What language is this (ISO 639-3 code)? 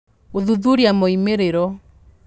kik